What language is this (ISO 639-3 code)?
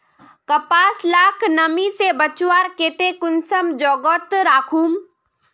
mag